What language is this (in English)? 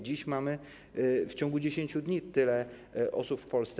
Polish